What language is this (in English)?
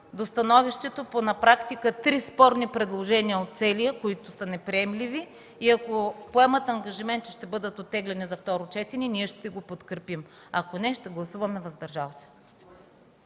Bulgarian